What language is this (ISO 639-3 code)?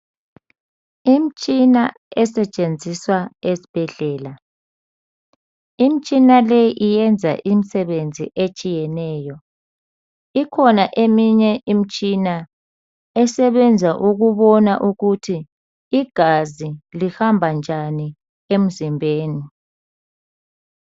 nde